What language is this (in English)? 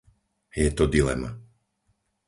Slovak